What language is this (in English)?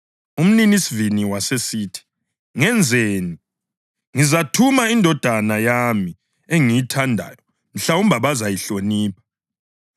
North Ndebele